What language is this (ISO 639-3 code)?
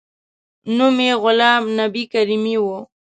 pus